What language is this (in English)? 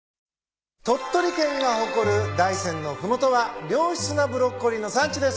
Japanese